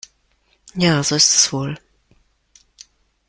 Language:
German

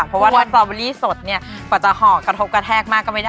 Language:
Thai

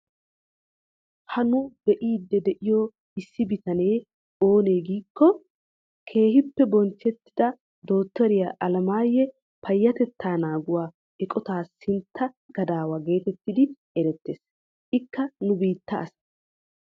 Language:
Wolaytta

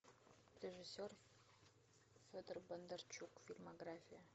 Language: Russian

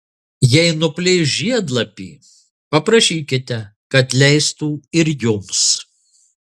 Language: Lithuanian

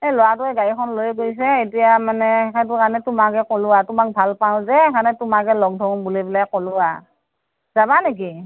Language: Assamese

